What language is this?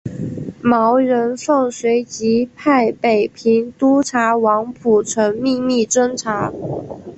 Chinese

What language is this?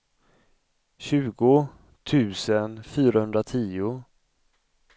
Swedish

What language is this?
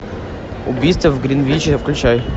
Russian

